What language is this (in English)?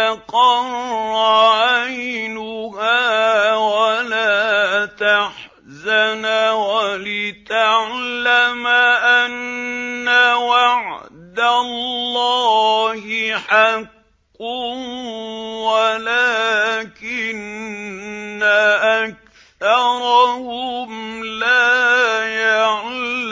Arabic